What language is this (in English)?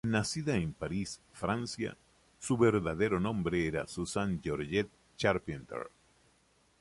Spanish